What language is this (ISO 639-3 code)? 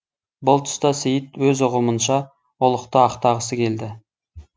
kaz